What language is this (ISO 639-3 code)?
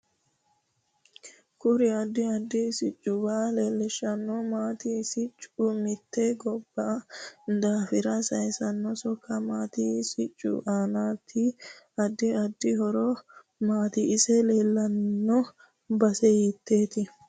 sid